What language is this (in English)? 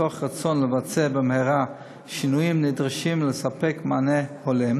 Hebrew